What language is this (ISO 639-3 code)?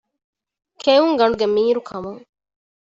div